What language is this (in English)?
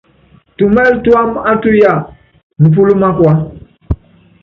Yangben